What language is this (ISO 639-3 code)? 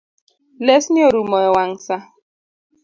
luo